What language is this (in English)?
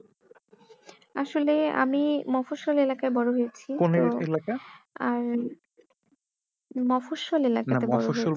Bangla